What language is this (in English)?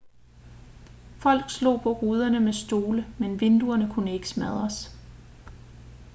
Danish